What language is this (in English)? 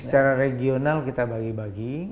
Indonesian